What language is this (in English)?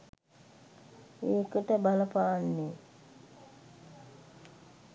Sinhala